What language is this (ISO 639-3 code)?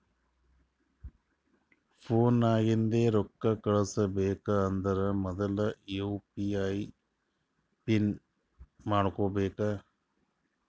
kan